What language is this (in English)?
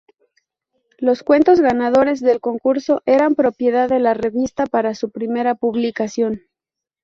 Spanish